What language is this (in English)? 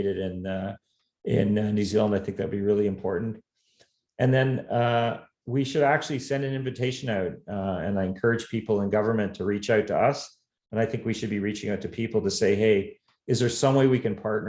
English